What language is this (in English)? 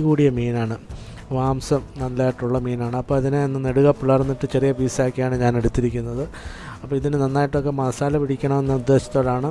Malayalam